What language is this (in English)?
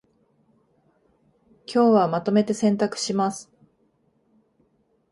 Japanese